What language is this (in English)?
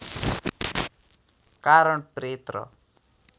Nepali